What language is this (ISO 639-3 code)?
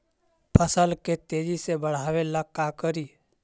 mag